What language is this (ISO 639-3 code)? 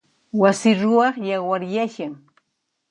qxp